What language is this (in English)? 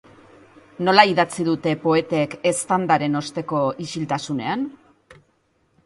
Basque